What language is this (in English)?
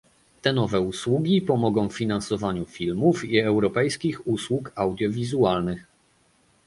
Polish